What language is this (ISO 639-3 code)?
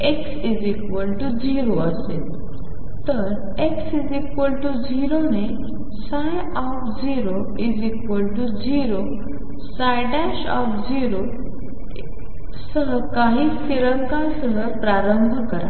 mar